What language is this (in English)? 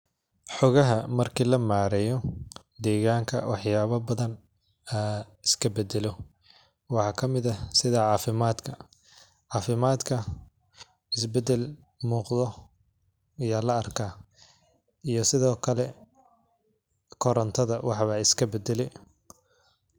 Somali